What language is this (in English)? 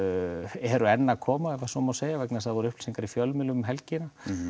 Icelandic